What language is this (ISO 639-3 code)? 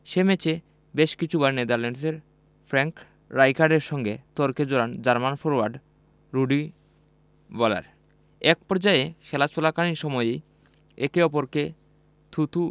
ben